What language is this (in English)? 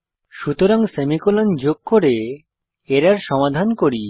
Bangla